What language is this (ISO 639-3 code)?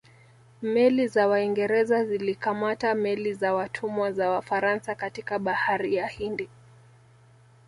swa